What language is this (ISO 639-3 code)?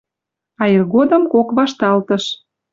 mrj